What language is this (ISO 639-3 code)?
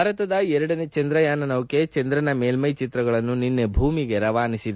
kan